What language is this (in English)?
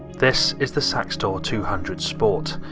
English